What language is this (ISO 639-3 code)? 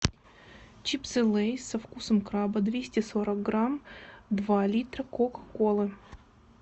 rus